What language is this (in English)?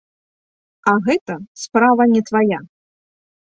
Belarusian